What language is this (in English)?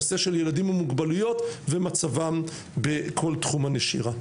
Hebrew